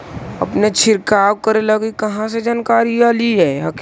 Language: Magahi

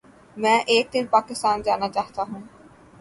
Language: Urdu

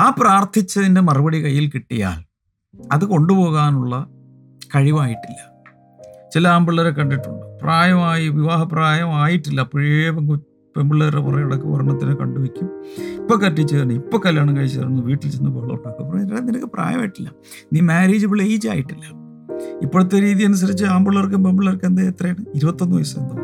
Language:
Malayalam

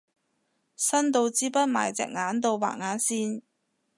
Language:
Cantonese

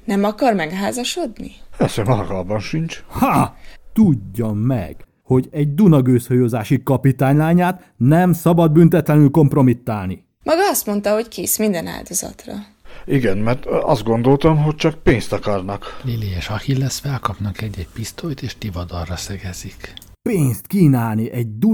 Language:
Hungarian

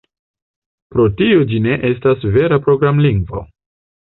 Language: Esperanto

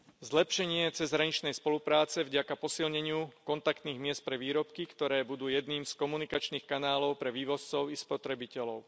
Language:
Slovak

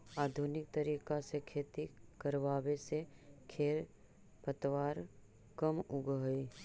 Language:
Magahi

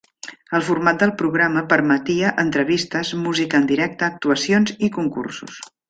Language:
Catalan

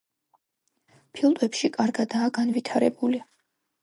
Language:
Georgian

